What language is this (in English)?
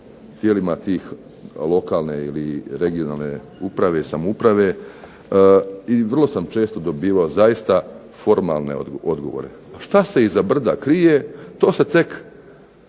Croatian